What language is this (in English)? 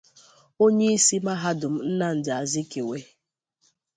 Igbo